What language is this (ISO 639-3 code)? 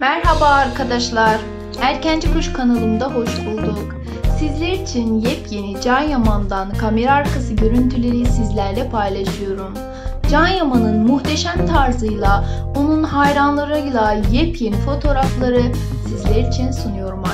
tur